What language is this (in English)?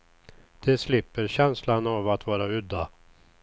Swedish